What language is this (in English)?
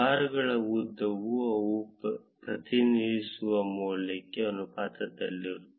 Kannada